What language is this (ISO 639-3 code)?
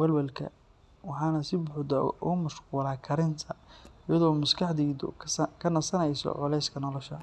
som